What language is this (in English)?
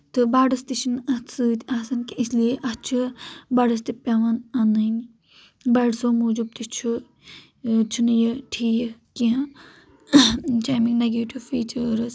Kashmiri